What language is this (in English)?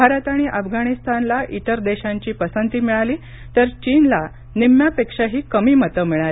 Marathi